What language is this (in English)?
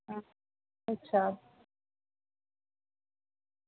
Dogri